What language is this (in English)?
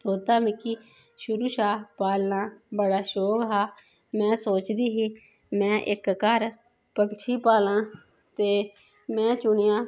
Dogri